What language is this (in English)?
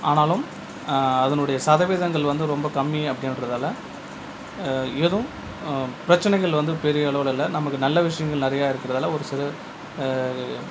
Tamil